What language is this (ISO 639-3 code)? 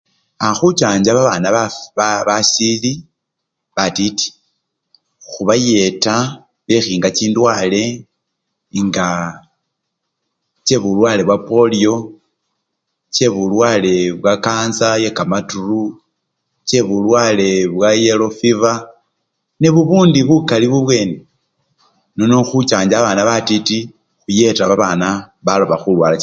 luy